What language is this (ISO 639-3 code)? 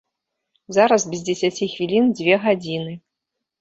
bel